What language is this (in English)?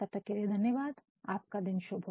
Hindi